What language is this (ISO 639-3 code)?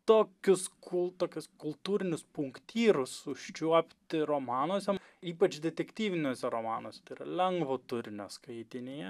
lit